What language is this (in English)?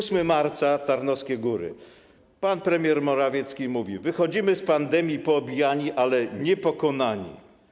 Polish